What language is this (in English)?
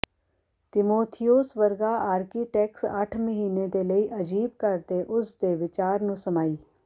Punjabi